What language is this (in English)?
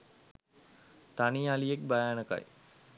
Sinhala